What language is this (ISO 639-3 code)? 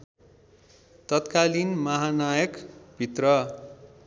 nep